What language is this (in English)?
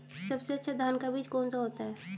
Hindi